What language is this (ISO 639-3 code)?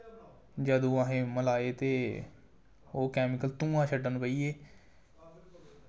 doi